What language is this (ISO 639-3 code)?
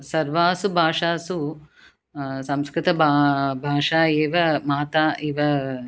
san